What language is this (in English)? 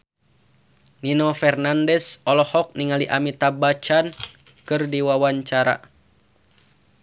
Sundanese